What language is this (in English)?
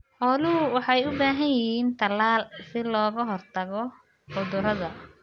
Somali